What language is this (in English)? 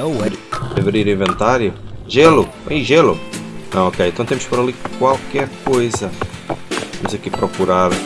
Portuguese